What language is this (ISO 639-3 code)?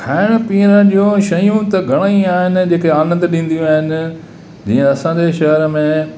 snd